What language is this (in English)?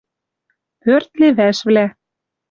Western Mari